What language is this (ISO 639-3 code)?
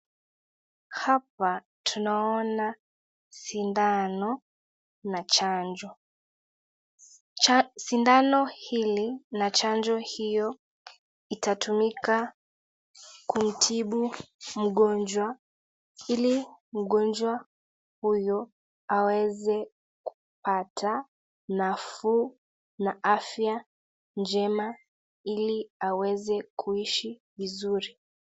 swa